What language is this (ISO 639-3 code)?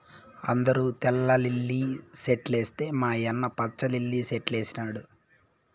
tel